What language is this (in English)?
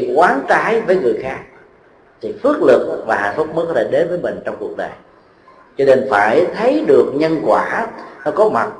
Vietnamese